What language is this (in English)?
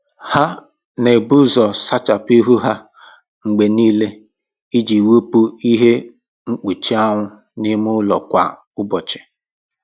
Igbo